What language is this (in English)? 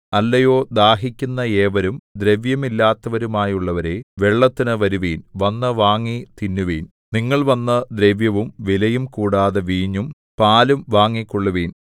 Malayalam